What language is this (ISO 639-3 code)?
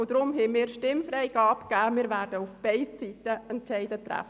gsw